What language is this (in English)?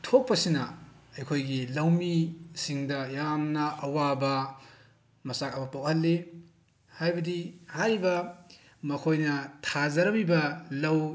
Manipuri